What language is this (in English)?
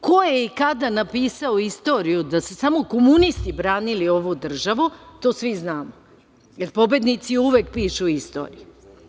Serbian